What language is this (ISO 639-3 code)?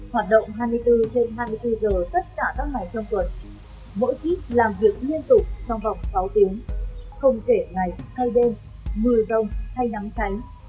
vie